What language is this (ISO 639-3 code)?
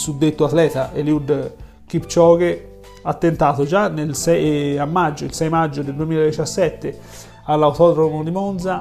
ita